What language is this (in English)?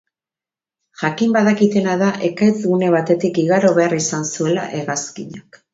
Basque